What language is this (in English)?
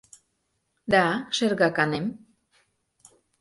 Mari